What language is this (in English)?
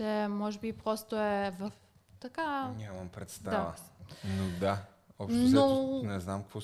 Bulgarian